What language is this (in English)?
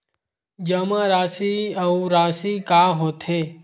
Chhattisgarhi